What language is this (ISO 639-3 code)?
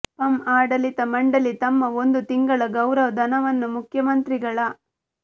kan